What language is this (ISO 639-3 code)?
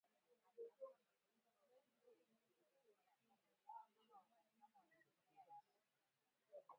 swa